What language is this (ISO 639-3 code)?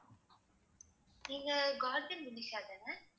tam